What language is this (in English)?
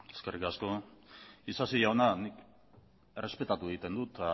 Basque